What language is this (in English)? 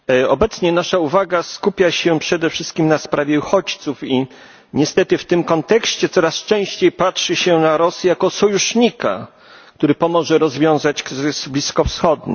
Polish